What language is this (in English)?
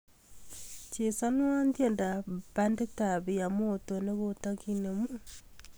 Kalenjin